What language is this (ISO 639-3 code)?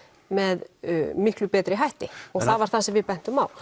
isl